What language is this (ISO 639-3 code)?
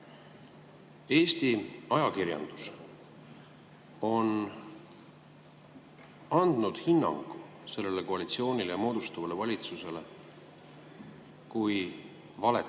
est